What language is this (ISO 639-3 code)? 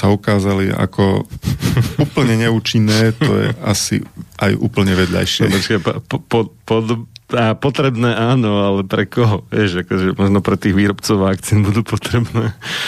slk